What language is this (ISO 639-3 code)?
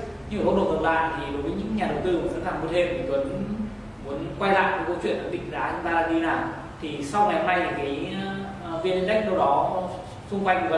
vie